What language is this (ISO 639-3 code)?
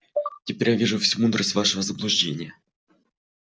rus